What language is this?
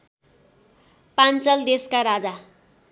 Nepali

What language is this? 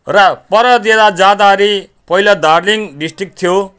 Nepali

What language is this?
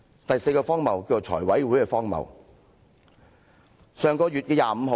Cantonese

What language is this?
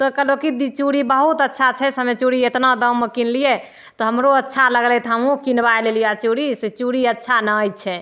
Maithili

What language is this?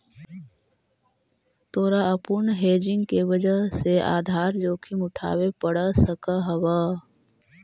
Magahi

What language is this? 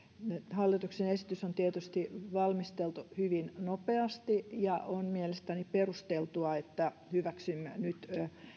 Finnish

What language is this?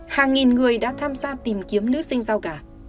Vietnamese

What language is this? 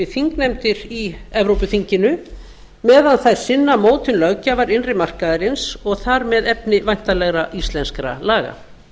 Icelandic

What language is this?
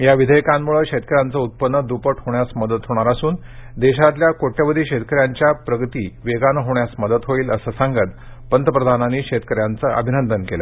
Marathi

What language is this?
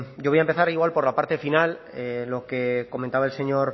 Spanish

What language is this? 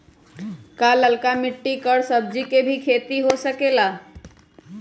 Magahi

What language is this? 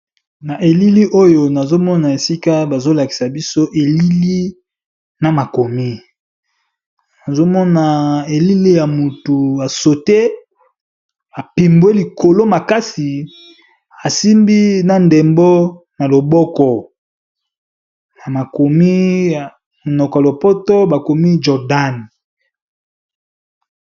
Lingala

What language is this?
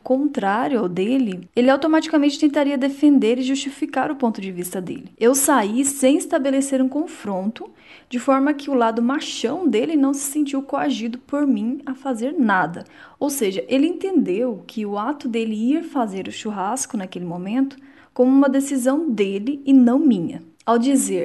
Portuguese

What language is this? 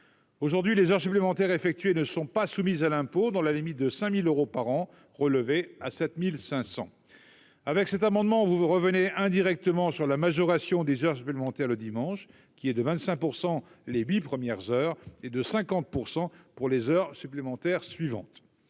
French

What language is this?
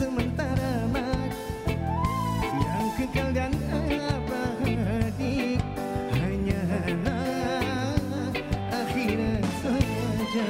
Malay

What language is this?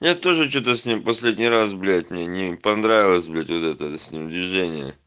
Russian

